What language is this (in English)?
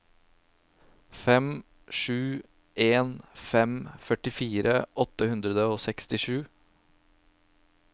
Norwegian